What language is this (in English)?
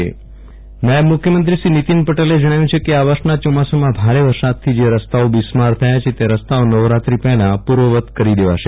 Gujarati